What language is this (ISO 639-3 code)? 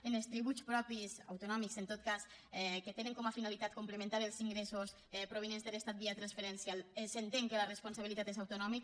cat